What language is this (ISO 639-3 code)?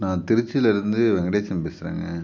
tam